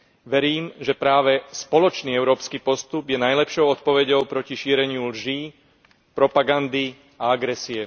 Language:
Slovak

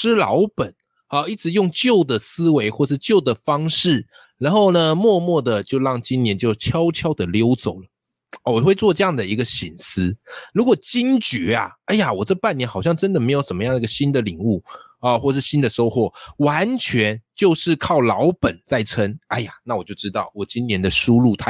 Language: Chinese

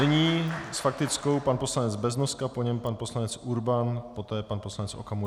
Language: Czech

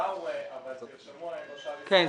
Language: Hebrew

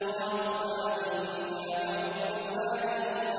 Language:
Arabic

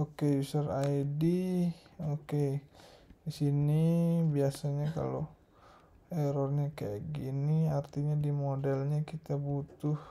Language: Indonesian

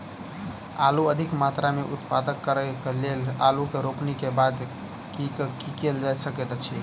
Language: Maithili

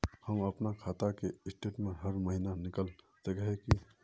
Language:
Magahi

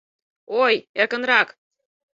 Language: Mari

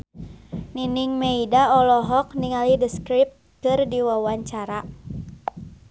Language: Sundanese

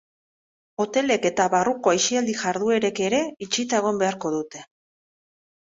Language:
Basque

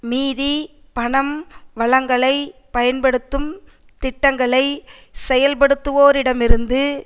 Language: Tamil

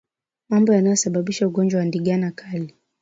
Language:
Swahili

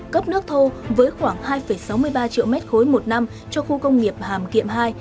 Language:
Vietnamese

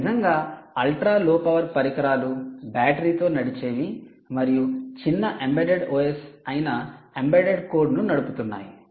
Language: Telugu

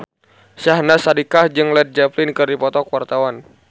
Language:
Sundanese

